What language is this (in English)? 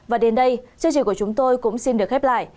Vietnamese